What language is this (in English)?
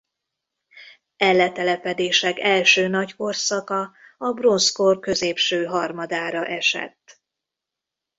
Hungarian